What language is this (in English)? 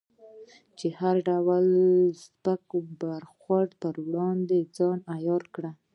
Pashto